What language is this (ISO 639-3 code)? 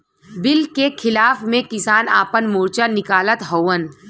bho